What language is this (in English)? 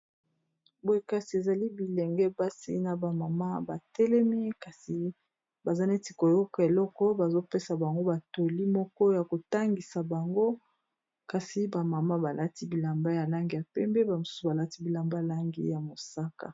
Lingala